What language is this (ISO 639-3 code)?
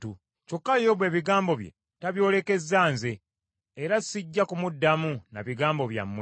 lug